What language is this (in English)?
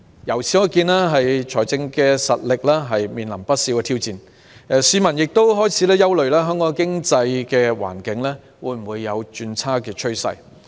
Cantonese